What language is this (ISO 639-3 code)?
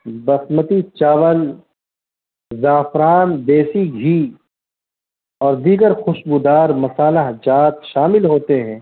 urd